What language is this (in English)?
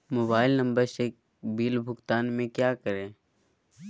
Magahi